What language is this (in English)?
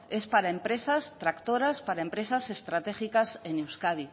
Spanish